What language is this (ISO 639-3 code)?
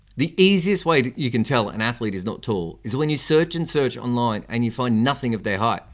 eng